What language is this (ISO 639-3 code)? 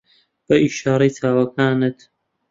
ckb